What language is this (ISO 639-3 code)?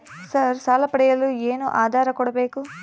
kan